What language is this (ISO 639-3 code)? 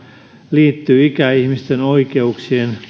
fin